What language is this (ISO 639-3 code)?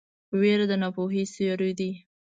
pus